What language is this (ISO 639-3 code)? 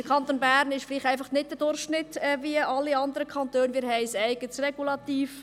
gsw